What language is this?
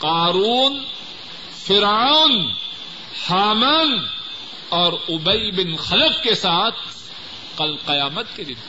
Urdu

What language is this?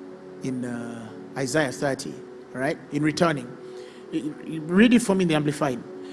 English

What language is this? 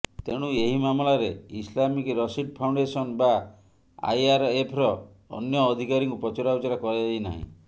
Odia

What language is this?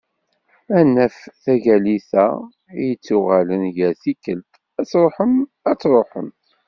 Kabyle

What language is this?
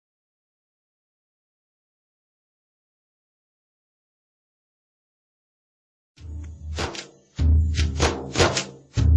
Vietnamese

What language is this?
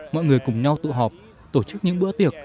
Vietnamese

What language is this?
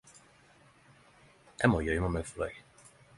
Norwegian Nynorsk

